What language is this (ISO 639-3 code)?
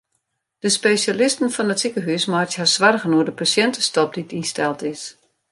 fry